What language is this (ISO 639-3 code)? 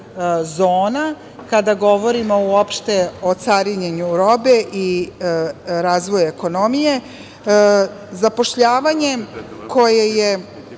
srp